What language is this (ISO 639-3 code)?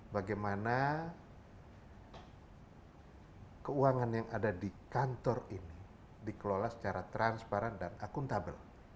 ind